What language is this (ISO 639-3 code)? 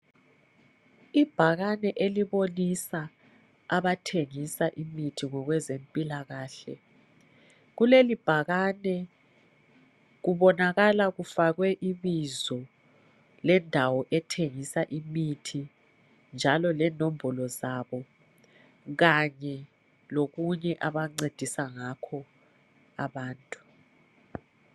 nde